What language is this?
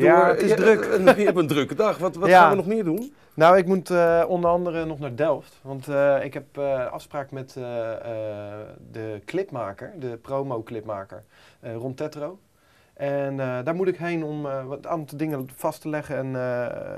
Dutch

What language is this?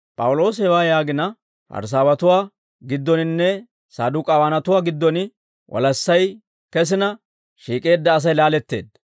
Dawro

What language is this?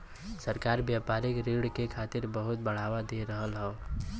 Bhojpuri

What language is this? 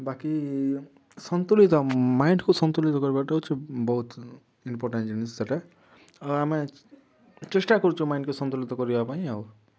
Odia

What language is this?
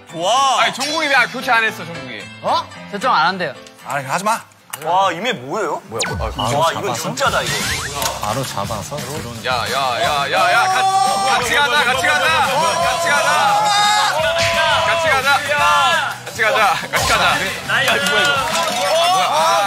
Korean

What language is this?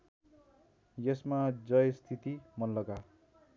Nepali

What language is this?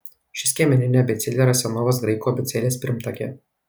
Lithuanian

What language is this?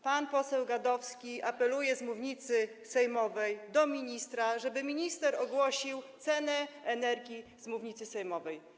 Polish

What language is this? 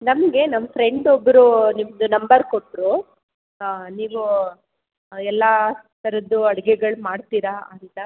Kannada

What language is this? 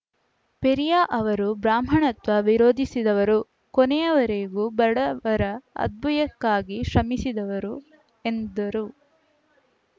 Kannada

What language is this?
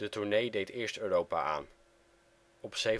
Dutch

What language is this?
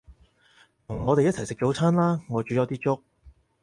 Cantonese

